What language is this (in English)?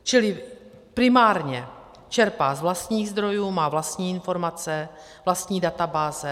Czech